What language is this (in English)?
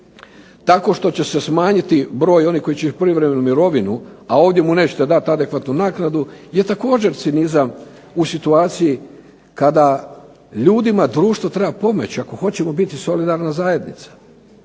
Croatian